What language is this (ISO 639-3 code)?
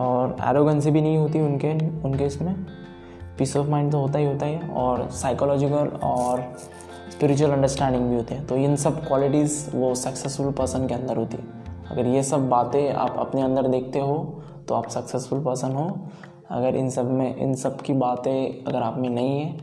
hin